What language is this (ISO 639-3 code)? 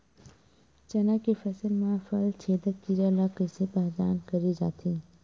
hne